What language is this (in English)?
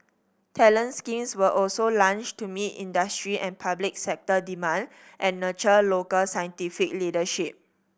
English